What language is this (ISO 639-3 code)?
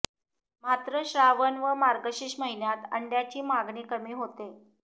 mar